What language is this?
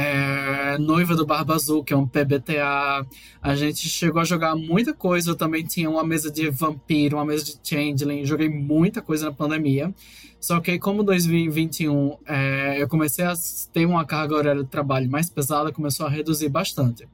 Portuguese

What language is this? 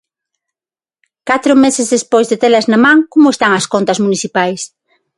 Galician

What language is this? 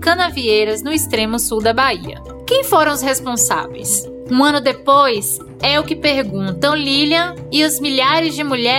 Portuguese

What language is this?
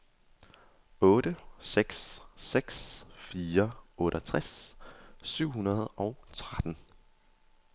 Danish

